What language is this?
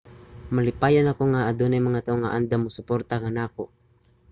Cebuano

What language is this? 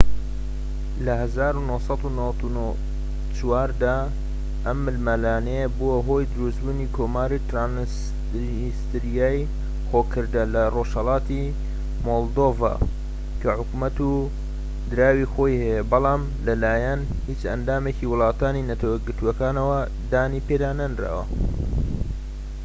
Central Kurdish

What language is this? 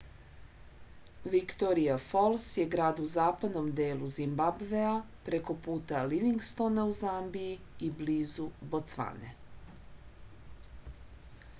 Serbian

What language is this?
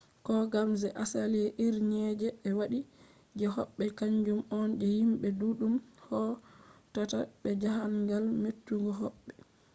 Fula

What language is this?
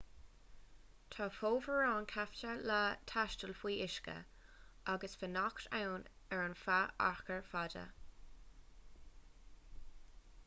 Irish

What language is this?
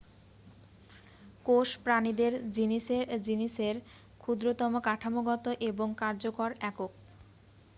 Bangla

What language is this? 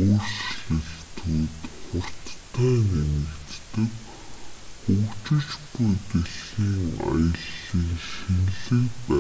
Mongolian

